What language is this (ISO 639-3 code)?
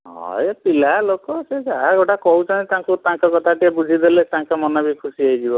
ori